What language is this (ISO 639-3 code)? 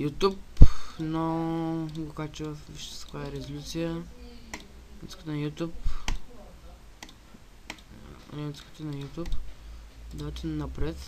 bul